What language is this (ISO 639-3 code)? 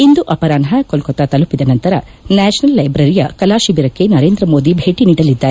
kan